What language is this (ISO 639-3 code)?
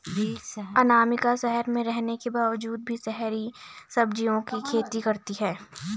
hin